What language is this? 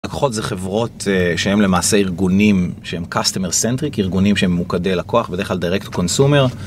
Hebrew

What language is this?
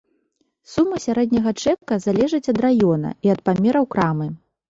Belarusian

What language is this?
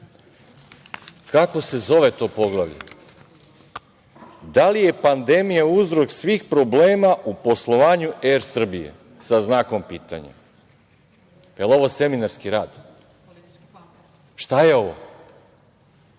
Serbian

